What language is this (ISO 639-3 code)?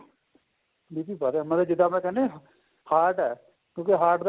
pan